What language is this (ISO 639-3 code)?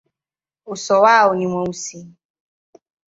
swa